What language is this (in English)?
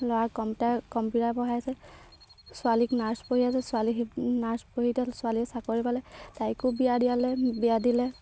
Assamese